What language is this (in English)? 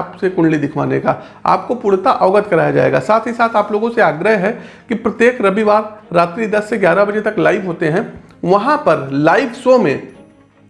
Hindi